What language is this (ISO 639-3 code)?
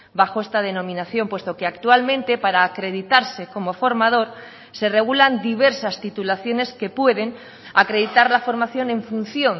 spa